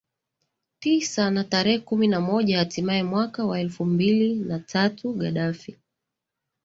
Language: Swahili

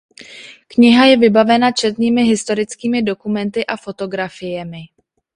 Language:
Czech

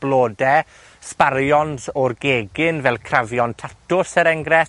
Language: Welsh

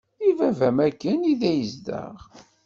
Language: Kabyle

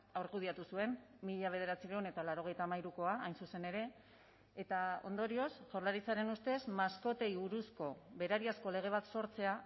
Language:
Basque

